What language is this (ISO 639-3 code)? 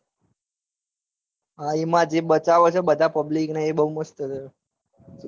guj